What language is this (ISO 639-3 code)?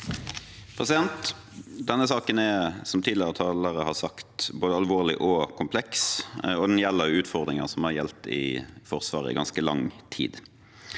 nor